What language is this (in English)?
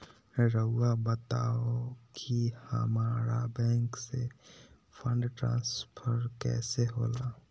Magahi